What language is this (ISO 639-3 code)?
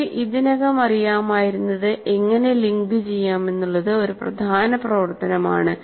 mal